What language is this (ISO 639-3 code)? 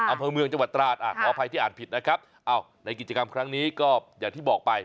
tha